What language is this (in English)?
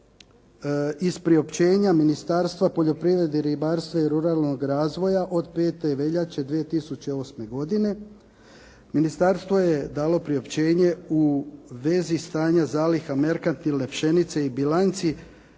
Croatian